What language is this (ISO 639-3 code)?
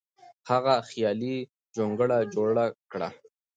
pus